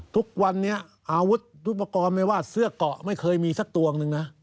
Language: Thai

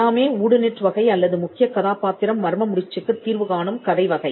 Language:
Tamil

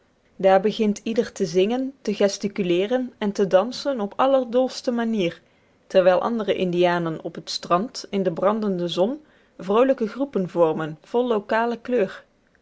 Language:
Dutch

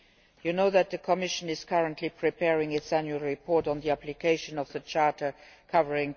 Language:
English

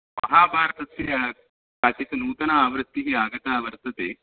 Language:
Sanskrit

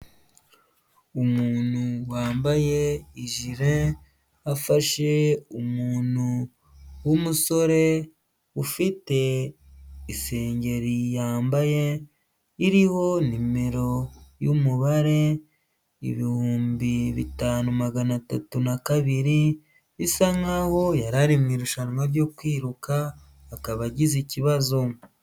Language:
Kinyarwanda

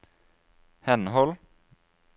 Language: Norwegian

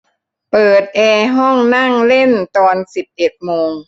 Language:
Thai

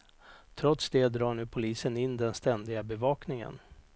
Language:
Swedish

